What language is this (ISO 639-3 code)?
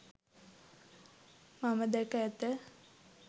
sin